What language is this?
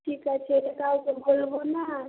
Bangla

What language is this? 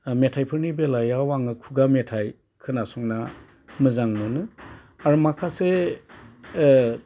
Bodo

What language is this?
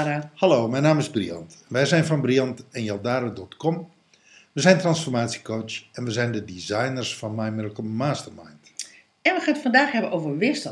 Dutch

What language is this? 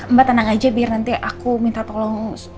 Indonesian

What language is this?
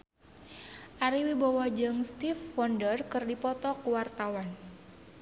Sundanese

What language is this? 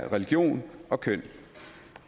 Danish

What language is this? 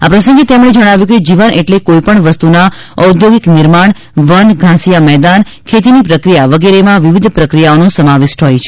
Gujarati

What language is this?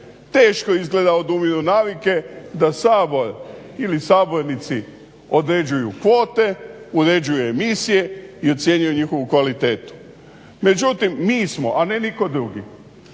Croatian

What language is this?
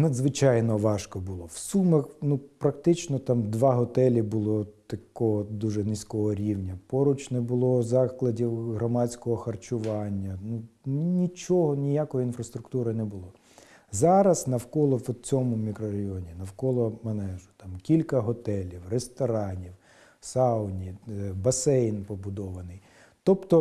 Ukrainian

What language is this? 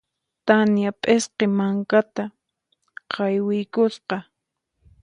Puno Quechua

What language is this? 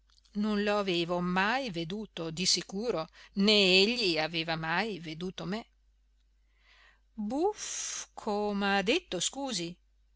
Italian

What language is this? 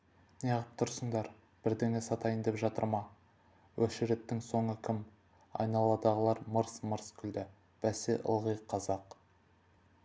Kazakh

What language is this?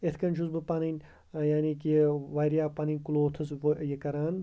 Kashmiri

